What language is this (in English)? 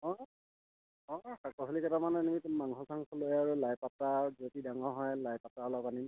Assamese